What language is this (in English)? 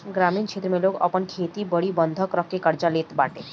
Bhojpuri